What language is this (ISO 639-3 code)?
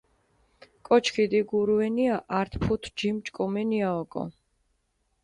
xmf